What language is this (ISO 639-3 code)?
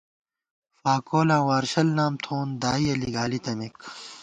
gwt